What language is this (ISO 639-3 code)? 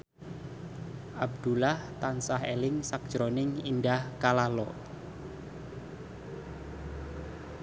jav